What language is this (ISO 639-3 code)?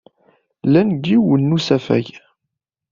kab